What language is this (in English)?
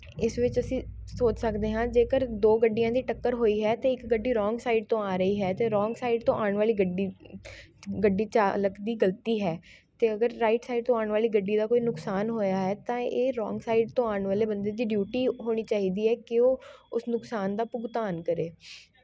Punjabi